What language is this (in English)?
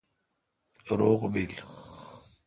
Kalkoti